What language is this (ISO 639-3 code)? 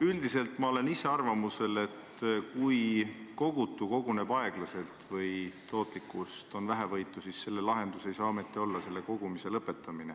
est